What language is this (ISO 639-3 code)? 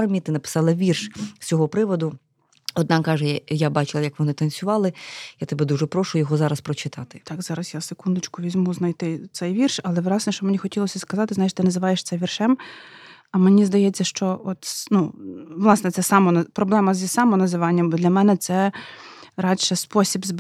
ukr